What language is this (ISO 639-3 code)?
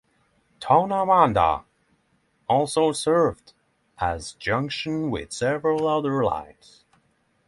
eng